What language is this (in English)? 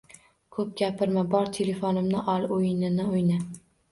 Uzbek